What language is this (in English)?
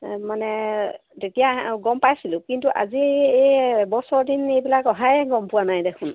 Assamese